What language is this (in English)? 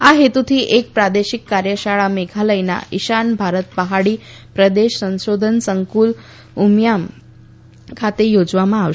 Gujarati